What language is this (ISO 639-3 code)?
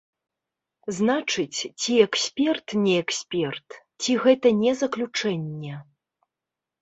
bel